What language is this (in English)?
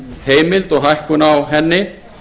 Icelandic